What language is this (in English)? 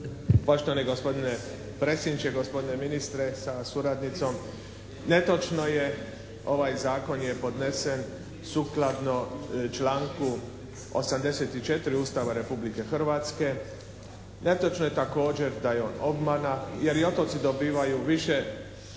Croatian